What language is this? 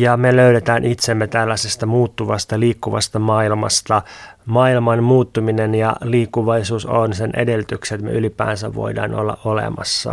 Finnish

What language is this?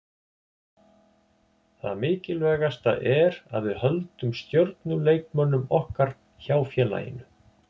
Icelandic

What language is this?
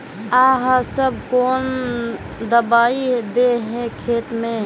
Magahi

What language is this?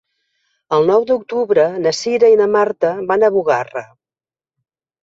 Catalan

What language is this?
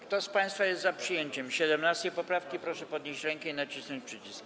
Polish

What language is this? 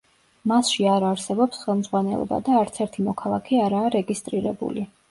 Georgian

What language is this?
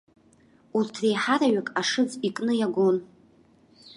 Abkhazian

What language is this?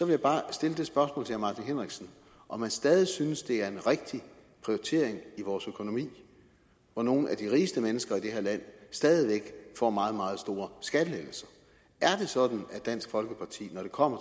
Danish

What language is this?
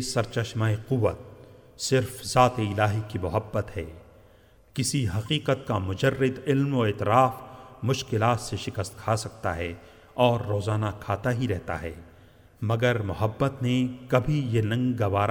Urdu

